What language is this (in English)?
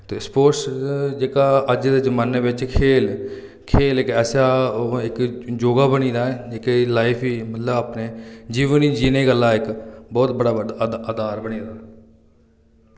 Dogri